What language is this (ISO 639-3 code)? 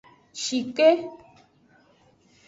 ajg